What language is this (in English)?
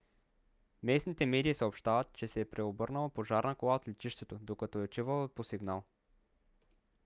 Bulgarian